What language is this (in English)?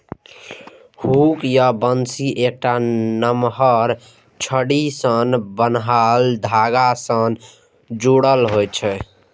Maithili